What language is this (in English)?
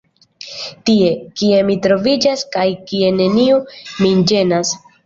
Esperanto